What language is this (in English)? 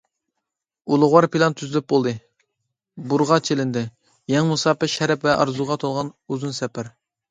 Uyghur